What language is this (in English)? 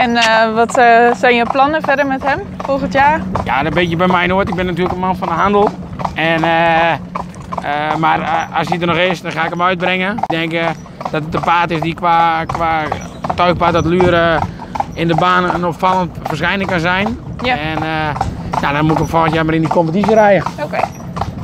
Dutch